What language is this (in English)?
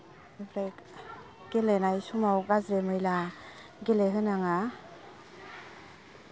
Bodo